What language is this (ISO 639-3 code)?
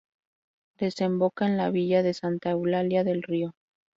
spa